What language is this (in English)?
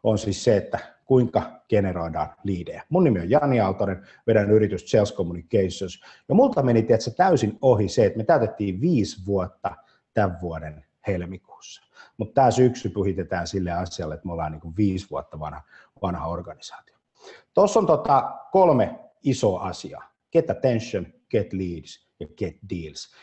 Finnish